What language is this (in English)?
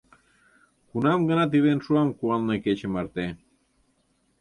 Mari